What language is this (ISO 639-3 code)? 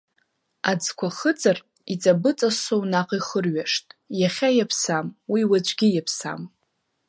abk